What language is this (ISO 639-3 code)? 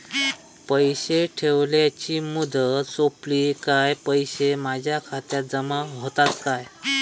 mar